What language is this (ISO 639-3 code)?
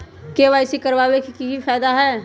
mag